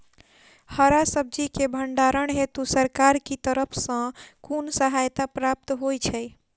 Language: Maithili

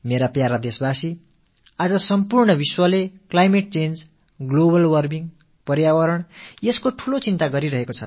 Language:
Tamil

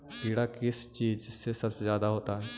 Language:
Magahi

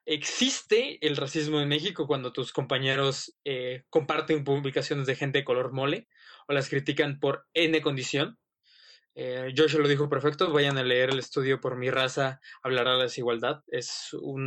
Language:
Spanish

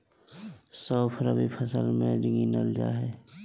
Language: Magahi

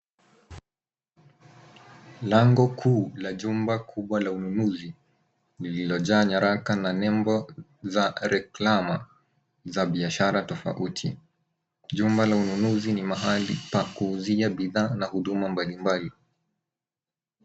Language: Swahili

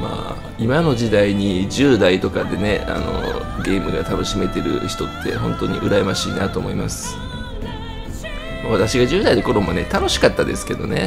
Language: Japanese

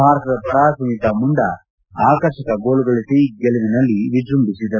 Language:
Kannada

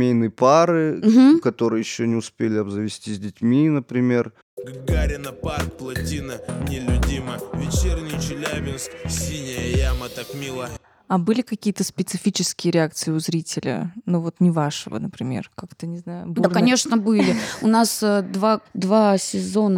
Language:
Russian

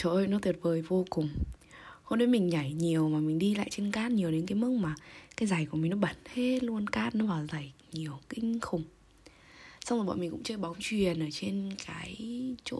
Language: Vietnamese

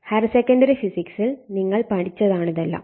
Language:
Malayalam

